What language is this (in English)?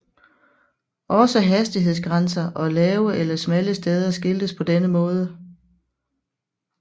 Danish